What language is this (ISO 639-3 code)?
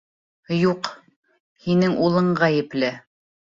bak